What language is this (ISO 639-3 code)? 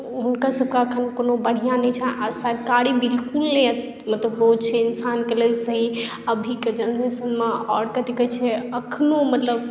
mai